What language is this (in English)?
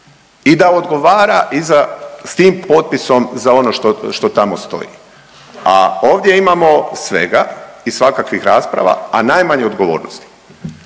Croatian